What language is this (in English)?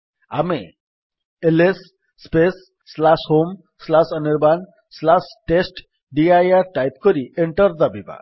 Odia